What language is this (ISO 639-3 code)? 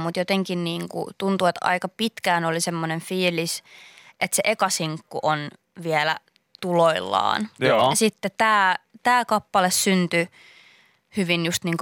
fin